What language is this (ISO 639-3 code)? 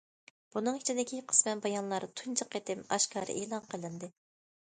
uig